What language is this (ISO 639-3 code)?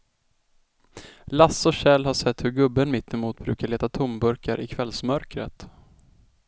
swe